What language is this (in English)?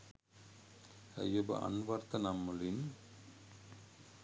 Sinhala